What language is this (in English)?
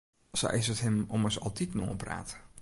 Western Frisian